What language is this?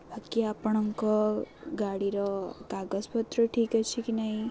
Odia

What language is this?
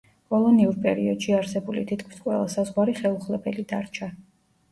Georgian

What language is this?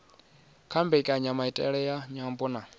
Venda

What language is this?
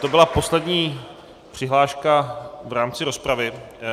Czech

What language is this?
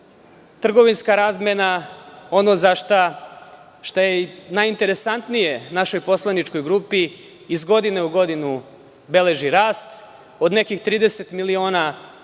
Serbian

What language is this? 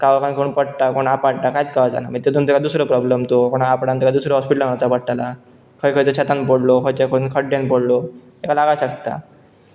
Konkani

